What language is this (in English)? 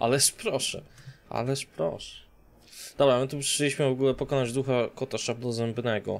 Polish